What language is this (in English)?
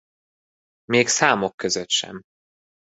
Hungarian